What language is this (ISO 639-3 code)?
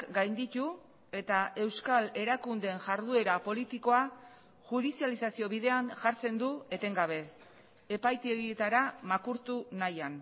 eus